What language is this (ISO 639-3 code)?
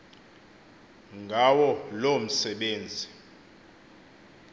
xho